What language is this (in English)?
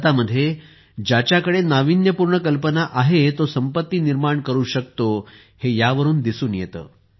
Marathi